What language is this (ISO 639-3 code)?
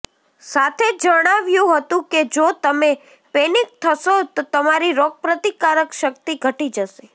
guj